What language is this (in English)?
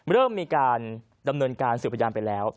Thai